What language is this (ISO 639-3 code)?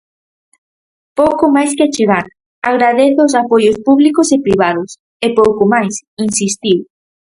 glg